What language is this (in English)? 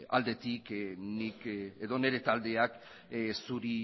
Basque